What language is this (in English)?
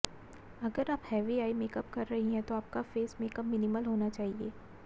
Hindi